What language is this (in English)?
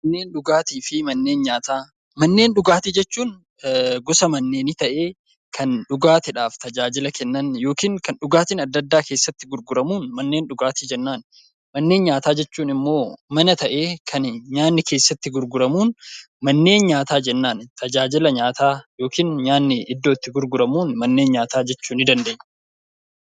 Oromo